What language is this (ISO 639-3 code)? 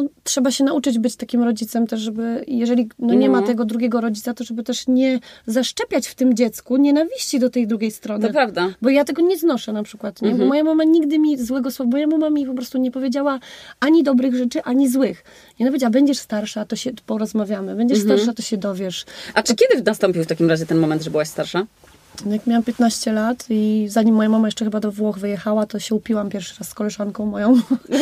pol